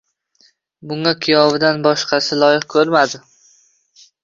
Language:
Uzbek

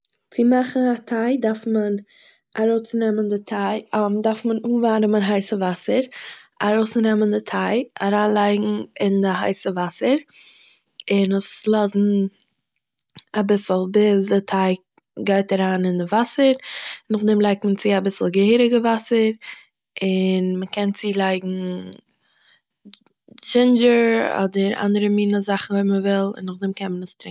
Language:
Yiddish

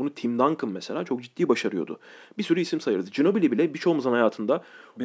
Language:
Turkish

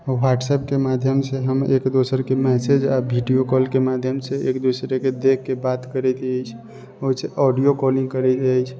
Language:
Maithili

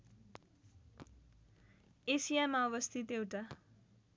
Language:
Nepali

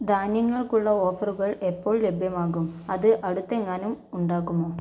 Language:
Malayalam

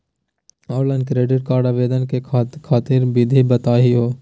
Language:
Magahi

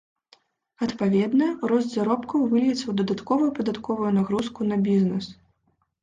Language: Belarusian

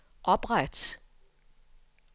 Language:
Danish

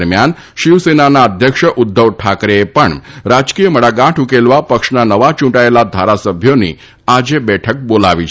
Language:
Gujarati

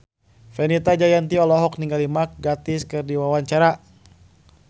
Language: Sundanese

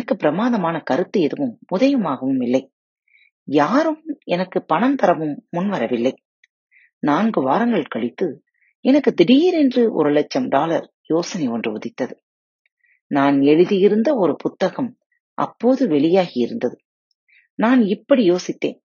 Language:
Tamil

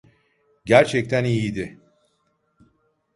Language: Turkish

